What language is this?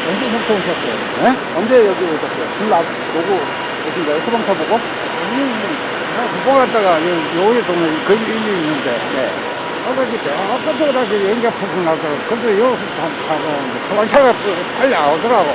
Korean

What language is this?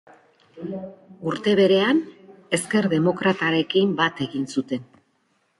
Basque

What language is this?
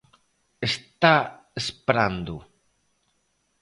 Galician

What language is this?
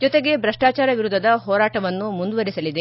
Kannada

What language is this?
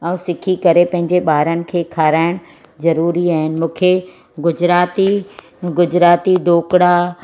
Sindhi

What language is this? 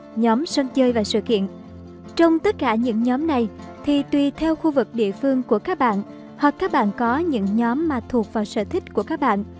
Vietnamese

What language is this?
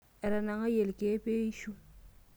Masai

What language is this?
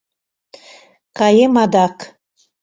Mari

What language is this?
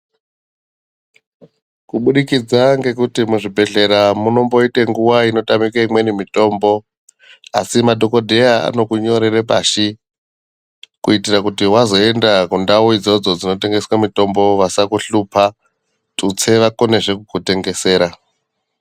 Ndau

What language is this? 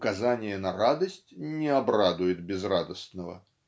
Russian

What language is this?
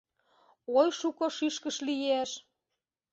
Mari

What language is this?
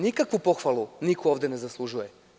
Serbian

